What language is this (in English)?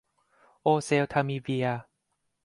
Thai